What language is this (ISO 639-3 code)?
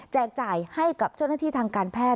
tha